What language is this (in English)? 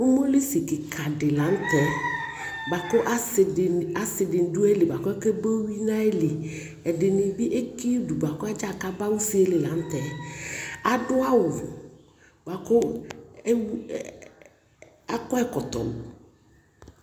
Ikposo